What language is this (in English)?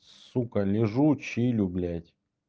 Russian